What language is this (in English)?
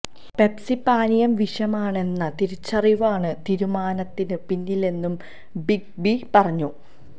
Malayalam